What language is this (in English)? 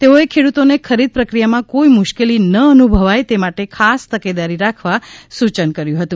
Gujarati